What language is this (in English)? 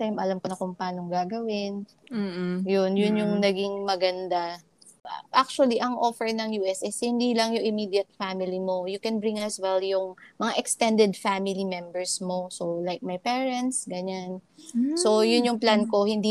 Filipino